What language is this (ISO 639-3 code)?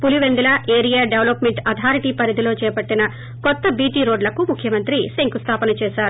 tel